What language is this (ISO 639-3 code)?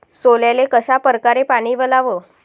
mar